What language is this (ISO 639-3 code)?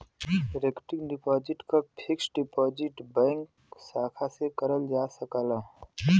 bho